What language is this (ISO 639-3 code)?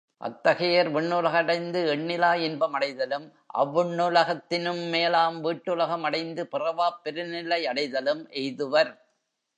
tam